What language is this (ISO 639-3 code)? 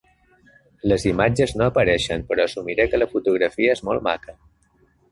cat